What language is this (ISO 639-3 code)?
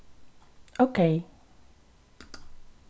fao